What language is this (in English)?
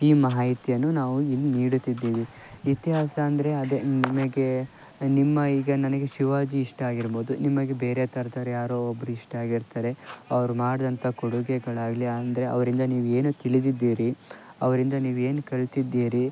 Kannada